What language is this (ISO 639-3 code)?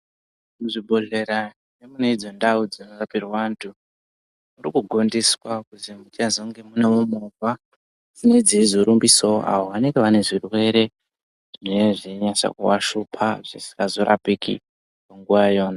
ndc